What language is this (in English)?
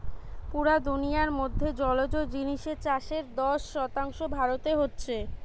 Bangla